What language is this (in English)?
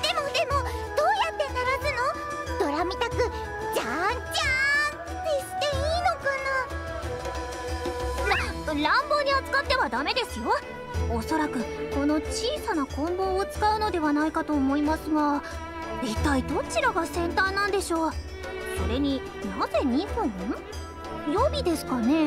Japanese